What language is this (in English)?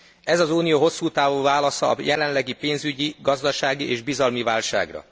Hungarian